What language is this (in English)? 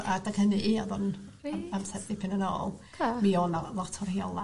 Welsh